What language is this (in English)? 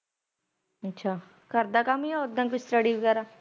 Punjabi